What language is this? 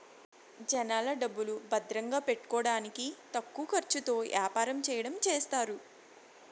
Telugu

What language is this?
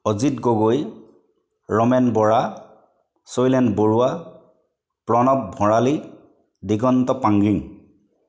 Assamese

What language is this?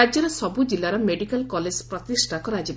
Odia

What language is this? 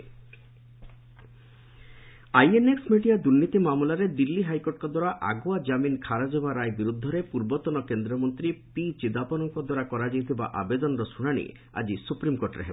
Odia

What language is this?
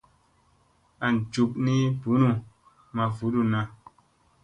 Musey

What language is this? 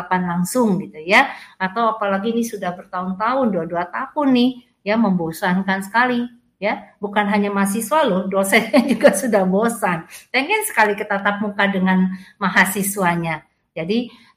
Indonesian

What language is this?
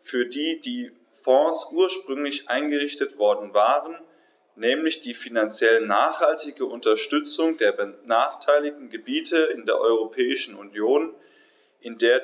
German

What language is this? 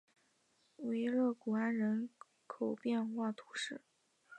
Chinese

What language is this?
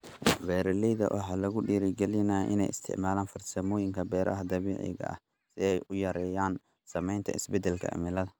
Somali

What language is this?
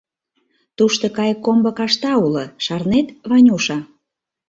Mari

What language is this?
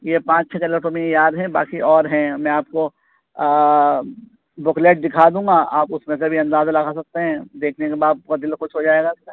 Urdu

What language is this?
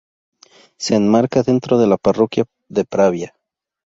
Spanish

